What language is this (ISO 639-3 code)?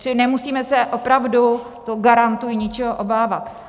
ces